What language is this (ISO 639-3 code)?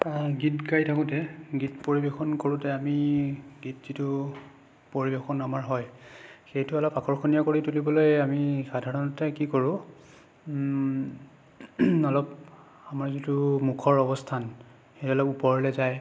asm